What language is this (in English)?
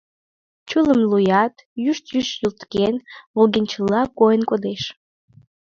Mari